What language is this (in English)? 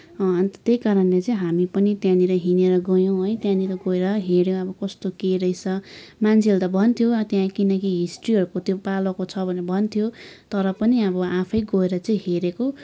Nepali